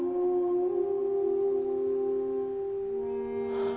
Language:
Japanese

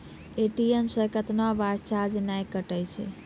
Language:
Maithili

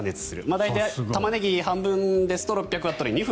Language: Japanese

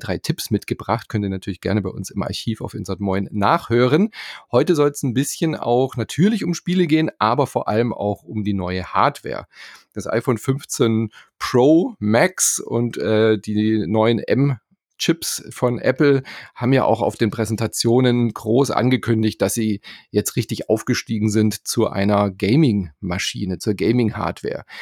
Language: German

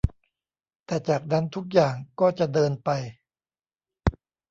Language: Thai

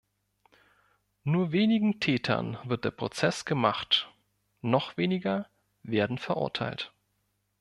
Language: German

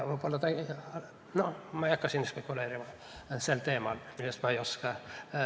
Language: Estonian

